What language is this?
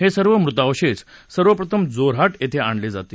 Marathi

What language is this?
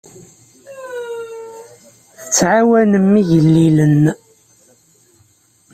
Kabyle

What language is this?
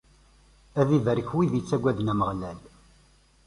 Kabyle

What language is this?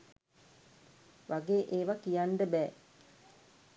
Sinhala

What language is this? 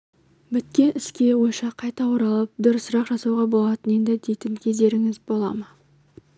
Kazakh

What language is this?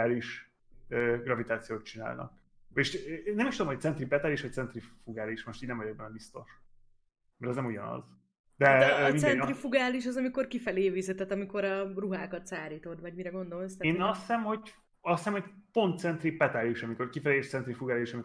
Hungarian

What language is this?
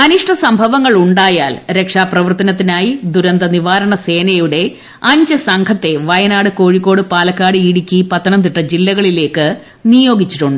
Malayalam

